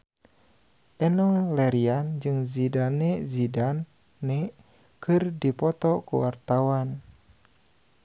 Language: Sundanese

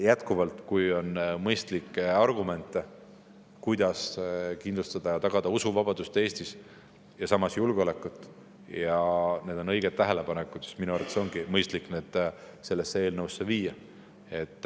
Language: Estonian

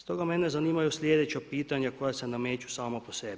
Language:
Croatian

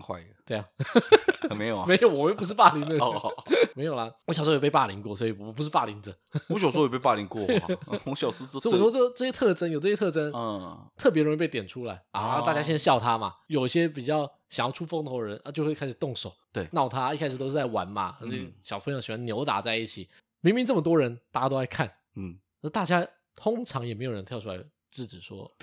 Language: Chinese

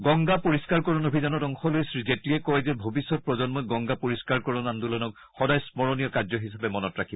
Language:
Assamese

